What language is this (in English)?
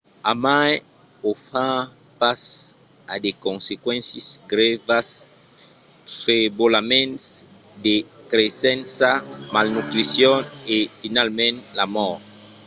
Occitan